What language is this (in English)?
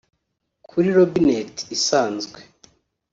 Kinyarwanda